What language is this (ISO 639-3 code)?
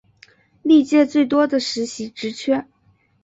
zho